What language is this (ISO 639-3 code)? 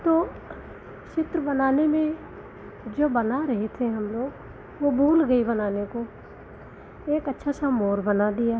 hin